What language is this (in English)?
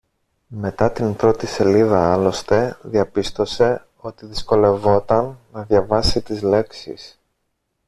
Greek